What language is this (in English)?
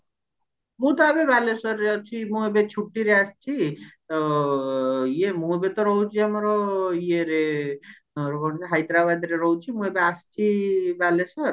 Odia